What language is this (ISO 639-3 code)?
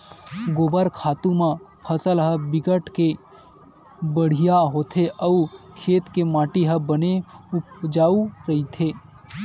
hne